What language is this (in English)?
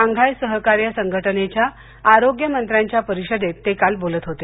Marathi